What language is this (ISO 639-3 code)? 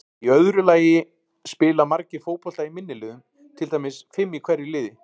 isl